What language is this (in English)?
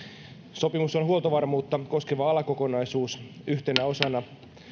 Finnish